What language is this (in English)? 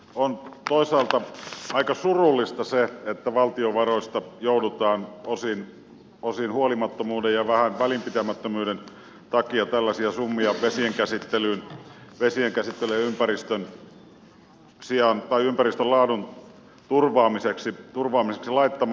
Finnish